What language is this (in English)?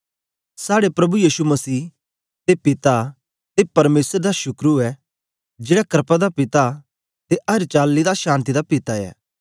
Dogri